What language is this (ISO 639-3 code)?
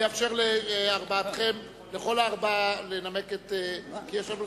heb